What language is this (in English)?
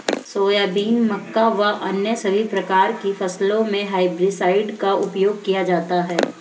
Hindi